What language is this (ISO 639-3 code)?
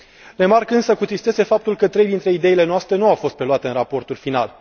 ron